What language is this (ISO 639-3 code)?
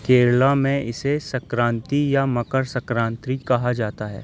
urd